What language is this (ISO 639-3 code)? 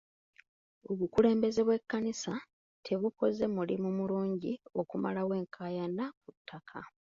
lug